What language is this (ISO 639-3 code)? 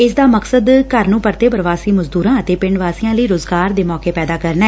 pan